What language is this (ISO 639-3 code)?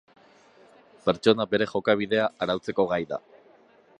eus